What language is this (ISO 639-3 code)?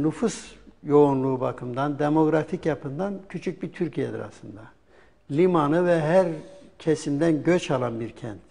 tur